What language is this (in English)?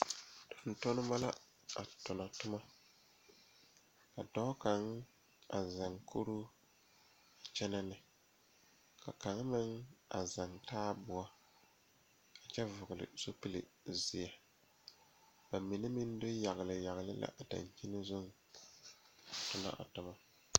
Southern Dagaare